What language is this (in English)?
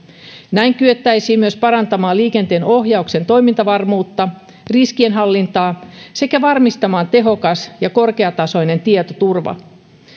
Finnish